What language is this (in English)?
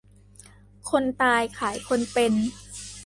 Thai